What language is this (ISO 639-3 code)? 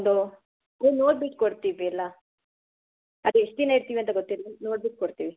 kan